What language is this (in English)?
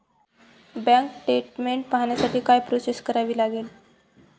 Marathi